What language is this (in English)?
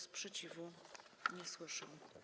Polish